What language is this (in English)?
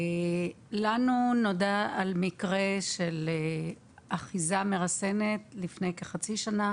Hebrew